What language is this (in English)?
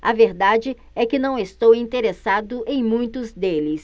Portuguese